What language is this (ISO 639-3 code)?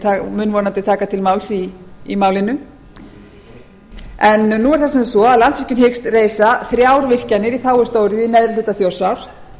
isl